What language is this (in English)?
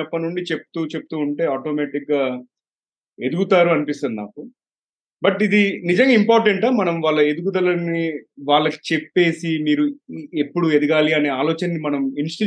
Telugu